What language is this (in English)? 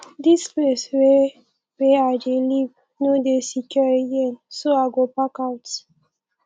Nigerian Pidgin